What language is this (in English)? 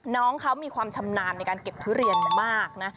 Thai